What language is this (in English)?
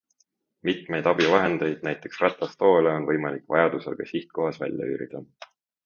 Estonian